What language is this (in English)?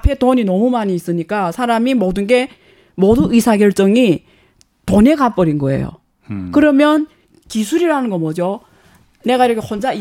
Korean